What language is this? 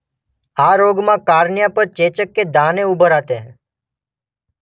Gujarati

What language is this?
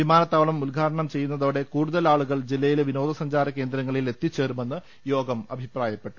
Malayalam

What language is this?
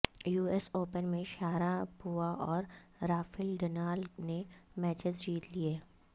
Urdu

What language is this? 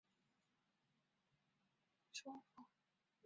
Chinese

